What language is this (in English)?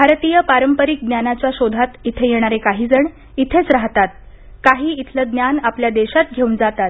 Marathi